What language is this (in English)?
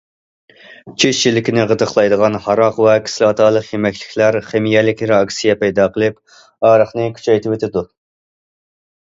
Uyghur